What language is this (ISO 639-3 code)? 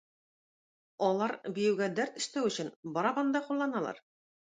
tat